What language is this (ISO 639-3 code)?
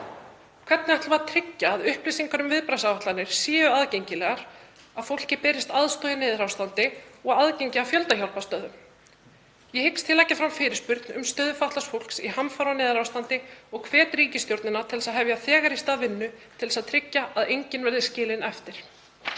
isl